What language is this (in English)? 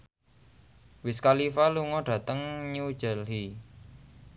Javanese